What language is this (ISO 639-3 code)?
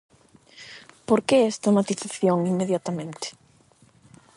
glg